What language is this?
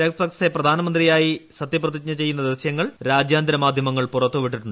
Malayalam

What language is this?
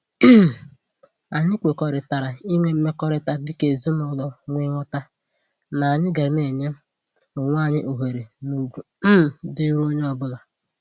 Igbo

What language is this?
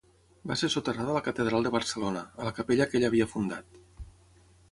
Catalan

